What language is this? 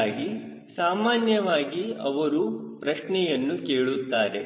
Kannada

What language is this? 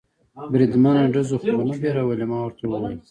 Pashto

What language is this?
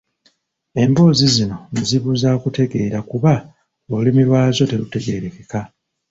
Ganda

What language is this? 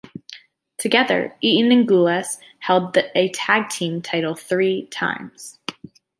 English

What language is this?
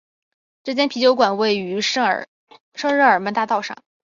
Chinese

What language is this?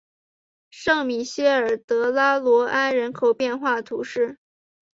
Chinese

